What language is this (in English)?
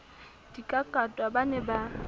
Southern Sotho